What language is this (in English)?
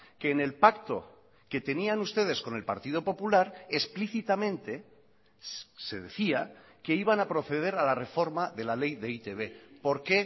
Spanish